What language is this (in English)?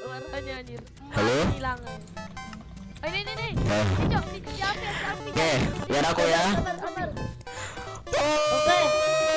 Indonesian